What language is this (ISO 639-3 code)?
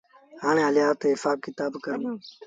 sbn